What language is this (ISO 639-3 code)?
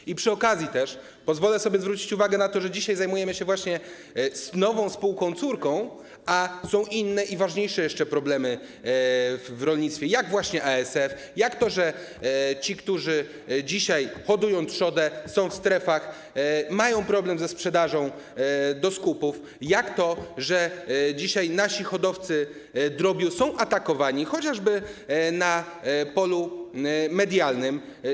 pol